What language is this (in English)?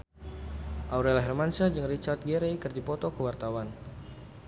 Sundanese